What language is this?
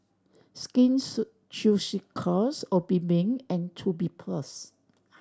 English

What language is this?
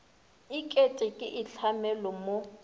Northern Sotho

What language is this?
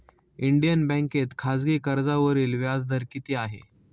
Marathi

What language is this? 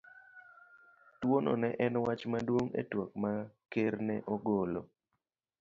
Luo (Kenya and Tanzania)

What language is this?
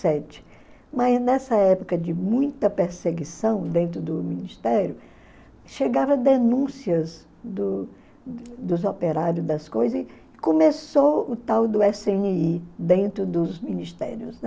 Portuguese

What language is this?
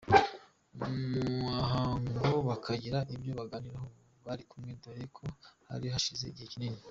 Kinyarwanda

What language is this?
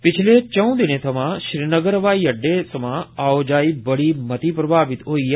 Dogri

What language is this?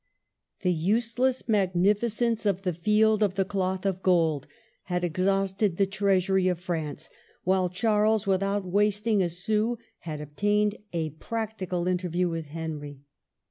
English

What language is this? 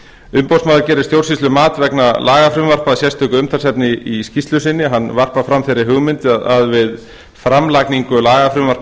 Icelandic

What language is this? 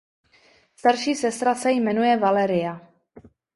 Czech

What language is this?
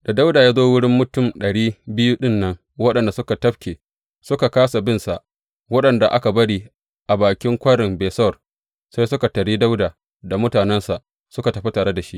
Hausa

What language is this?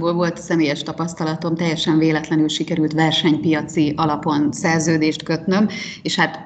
Hungarian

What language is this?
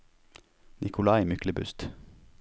Norwegian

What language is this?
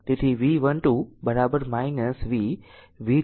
Gujarati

